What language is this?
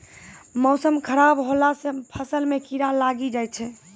Maithili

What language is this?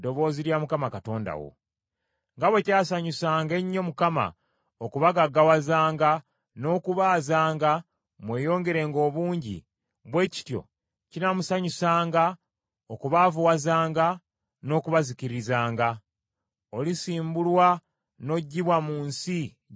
Ganda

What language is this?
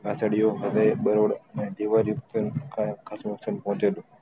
Gujarati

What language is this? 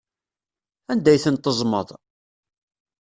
Kabyle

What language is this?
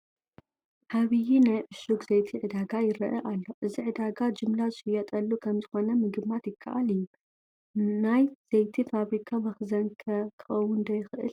Tigrinya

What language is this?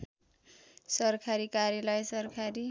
Nepali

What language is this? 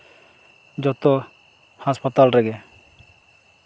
Santali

